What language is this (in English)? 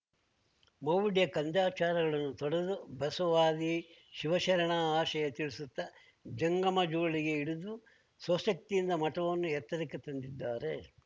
Kannada